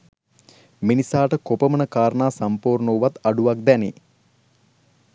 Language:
Sinhala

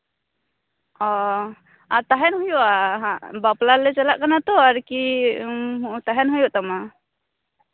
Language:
Santali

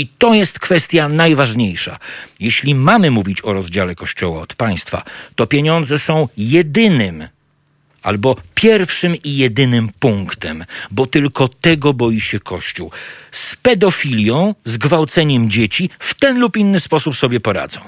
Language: Polish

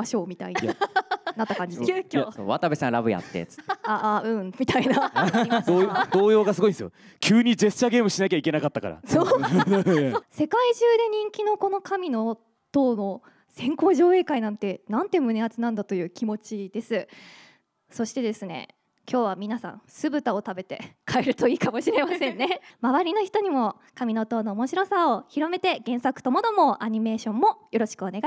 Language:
Japanese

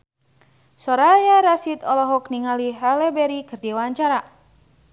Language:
Sundanese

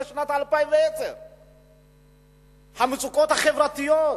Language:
Hebrew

